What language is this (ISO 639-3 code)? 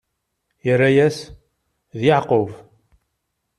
kab